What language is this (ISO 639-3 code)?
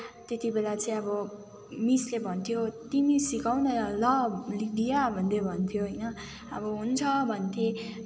nep